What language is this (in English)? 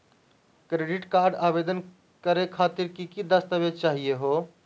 Magahi